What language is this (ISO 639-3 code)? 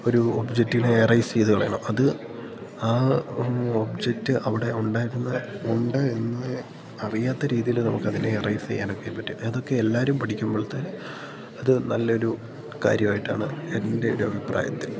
mal